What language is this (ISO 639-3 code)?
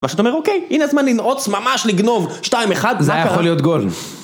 heb